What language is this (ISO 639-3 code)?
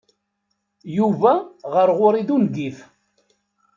kab